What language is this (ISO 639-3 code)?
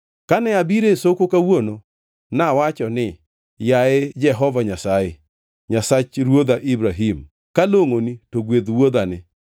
luo